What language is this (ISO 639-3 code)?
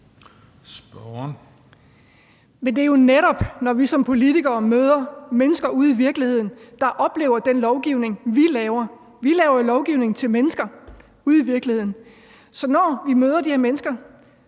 dan